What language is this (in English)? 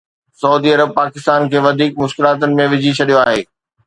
Sindhi